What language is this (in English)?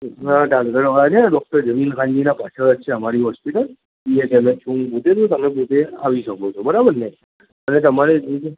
Gujarati